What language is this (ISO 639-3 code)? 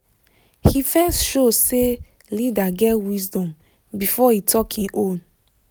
pcm